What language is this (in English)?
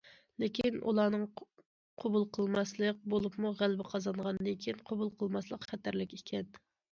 Uyghur